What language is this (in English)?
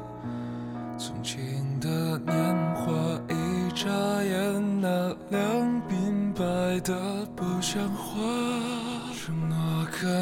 Chinese